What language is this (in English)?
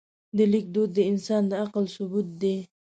Pashto